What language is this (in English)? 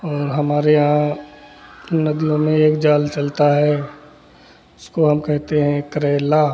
Hindi